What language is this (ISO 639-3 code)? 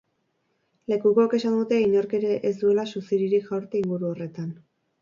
eus